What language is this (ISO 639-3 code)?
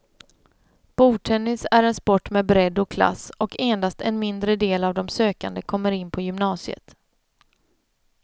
swe